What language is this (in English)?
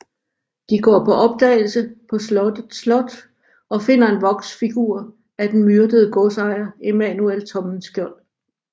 Danish